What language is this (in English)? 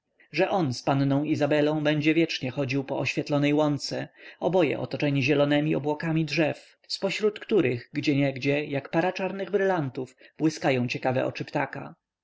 Polish